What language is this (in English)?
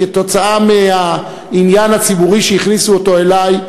Hebrew